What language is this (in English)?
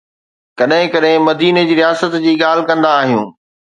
Sindhi